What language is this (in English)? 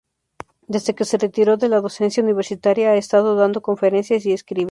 Spanish